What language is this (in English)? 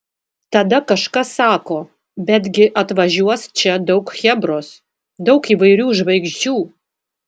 Lithuanian